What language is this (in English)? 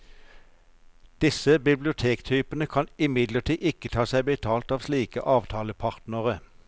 Norwegian